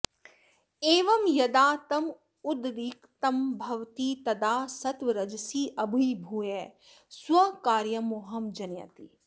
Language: Sanskrit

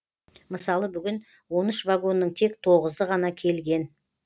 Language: Kazakh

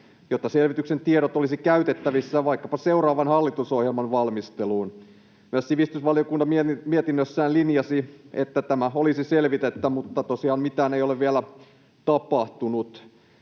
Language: Finnish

